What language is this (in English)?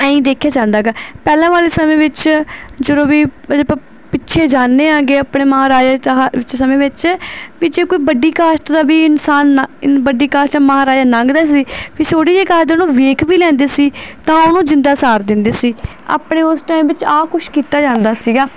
Punjabi